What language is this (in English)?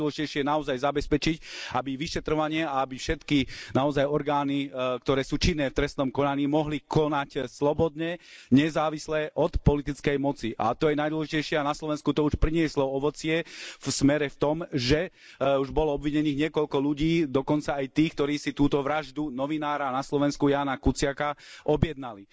Slovak